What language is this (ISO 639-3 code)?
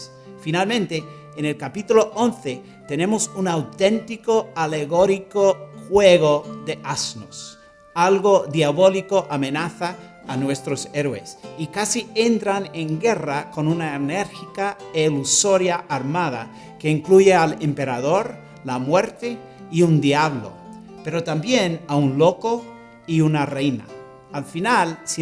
spa